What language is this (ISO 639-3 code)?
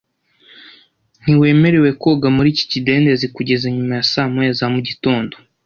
kin